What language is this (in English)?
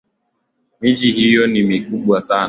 Swahili